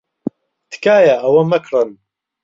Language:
Central Kurdish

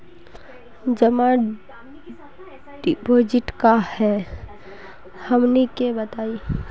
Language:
Magahi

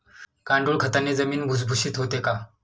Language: Marathi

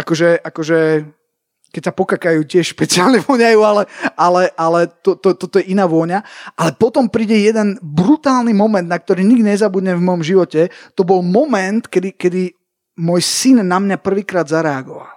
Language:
Slovak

